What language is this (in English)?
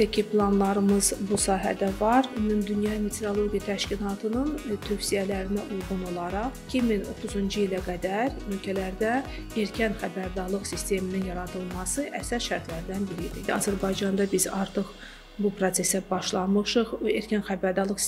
Turkish